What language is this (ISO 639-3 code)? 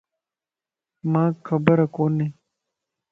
lss